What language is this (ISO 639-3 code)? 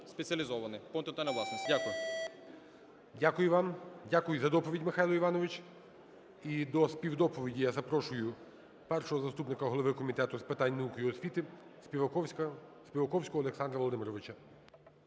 ukr